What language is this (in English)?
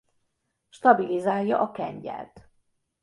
Hungarian